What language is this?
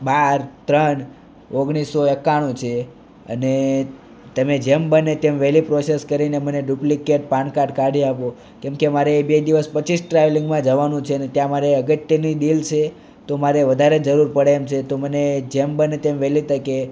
Gujarati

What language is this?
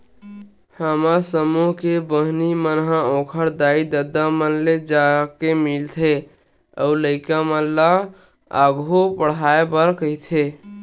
Chhattisgarhi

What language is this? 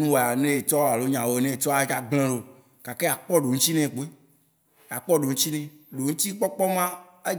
Waci Gbe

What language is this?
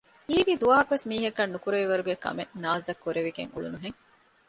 Divehi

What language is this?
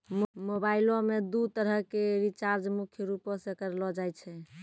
Maithili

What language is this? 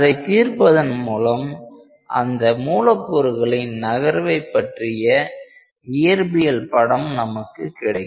Tamil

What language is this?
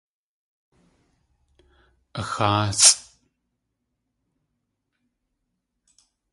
Tlingit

